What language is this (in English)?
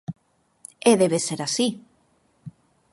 Galician